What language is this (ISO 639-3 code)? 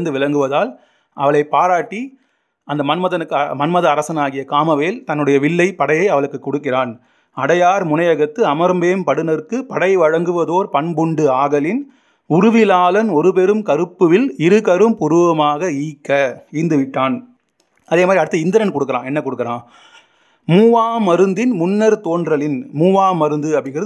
tam